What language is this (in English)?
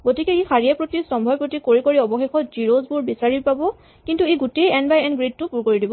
Assamese